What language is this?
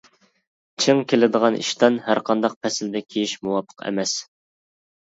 Uyghur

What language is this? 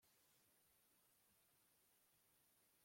Kinyarwanda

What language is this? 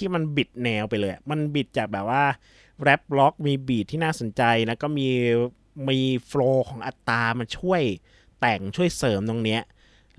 Thai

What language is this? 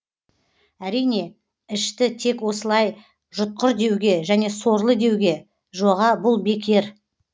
Kazakh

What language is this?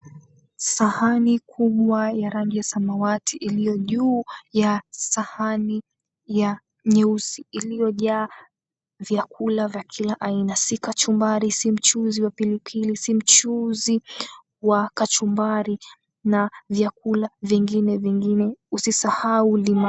Swahili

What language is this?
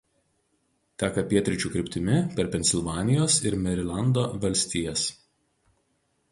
Lithuanian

